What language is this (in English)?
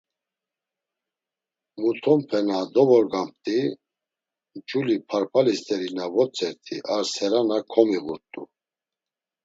Laz